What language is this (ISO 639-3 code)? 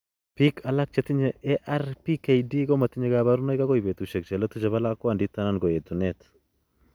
kln